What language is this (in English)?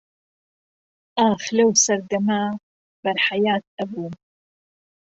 Central Kurdish